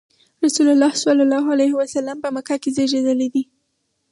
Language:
Pashto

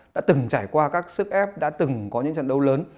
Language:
Vietnamese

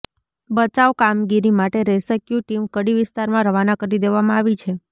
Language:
Gujarati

